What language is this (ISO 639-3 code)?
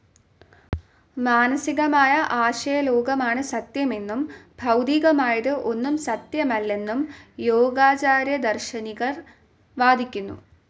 mal